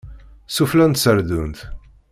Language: Kabyle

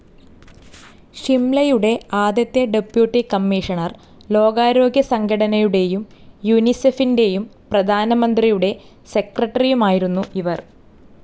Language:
Malayalam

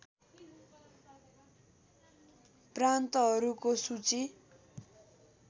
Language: Nepali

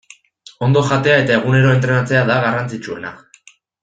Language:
Basque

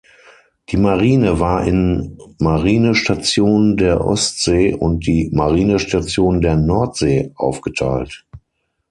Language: German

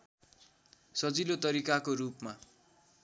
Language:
Nepali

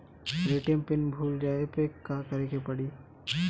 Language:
Bhojpuri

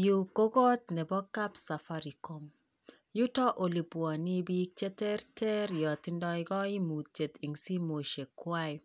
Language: Kalenjin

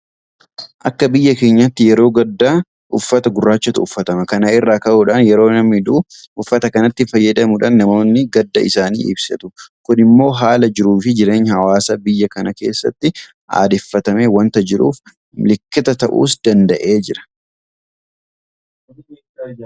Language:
Oromo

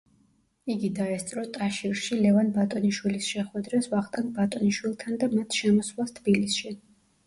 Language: Georgian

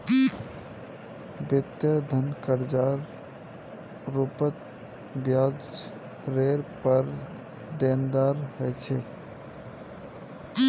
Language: Magahi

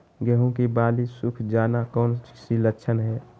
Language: Magahi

